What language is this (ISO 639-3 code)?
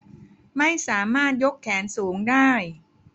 tha